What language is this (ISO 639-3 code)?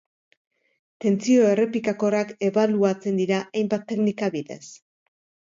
eus